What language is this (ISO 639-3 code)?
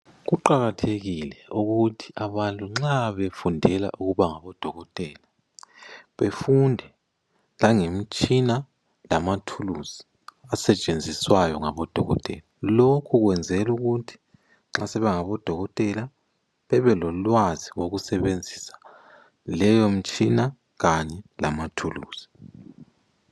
nde